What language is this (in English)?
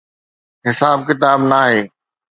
Sindhi